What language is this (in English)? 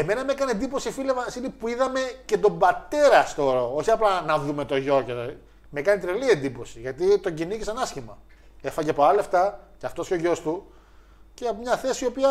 Greek